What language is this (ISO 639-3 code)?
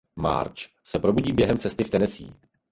ces